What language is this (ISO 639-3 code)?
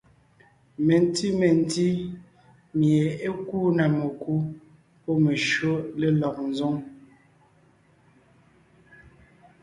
nnh